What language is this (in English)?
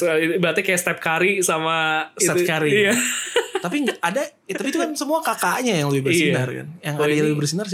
Indonesian